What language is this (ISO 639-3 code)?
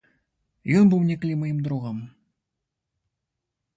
bel